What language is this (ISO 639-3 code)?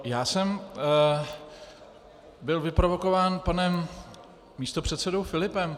ces